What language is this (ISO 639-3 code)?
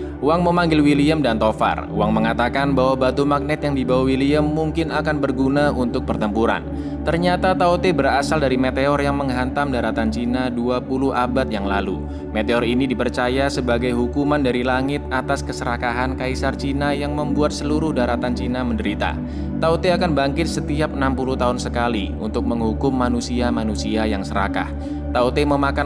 ind